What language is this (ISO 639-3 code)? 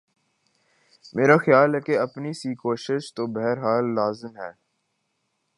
urd